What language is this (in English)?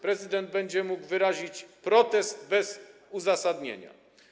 Polish